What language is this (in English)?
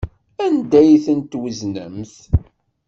Kabyle